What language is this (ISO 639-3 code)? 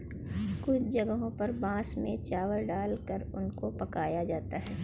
hin